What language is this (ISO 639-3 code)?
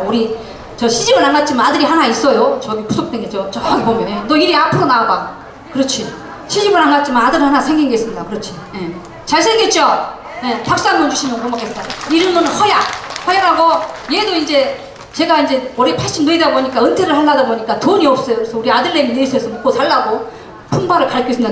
kor